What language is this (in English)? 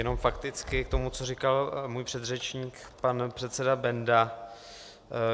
Czech